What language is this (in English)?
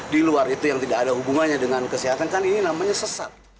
Indonesian